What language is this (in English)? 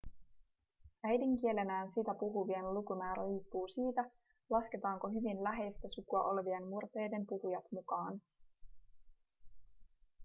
Finnish